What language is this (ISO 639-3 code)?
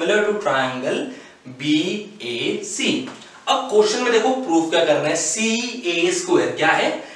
hin